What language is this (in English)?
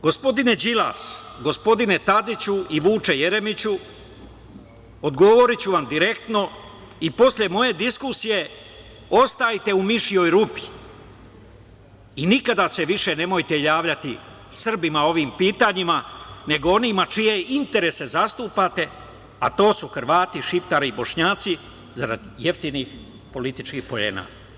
Serbian